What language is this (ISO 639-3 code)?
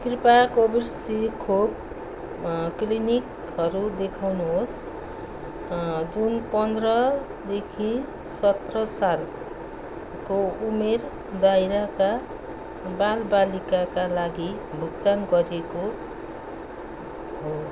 nep